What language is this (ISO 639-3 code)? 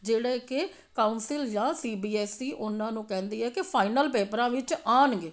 pan